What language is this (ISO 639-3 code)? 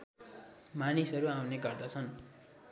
nep